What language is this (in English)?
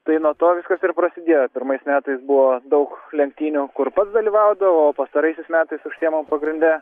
Lithuanian